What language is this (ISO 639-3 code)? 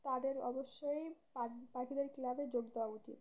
ben